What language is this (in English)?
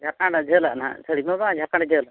Santali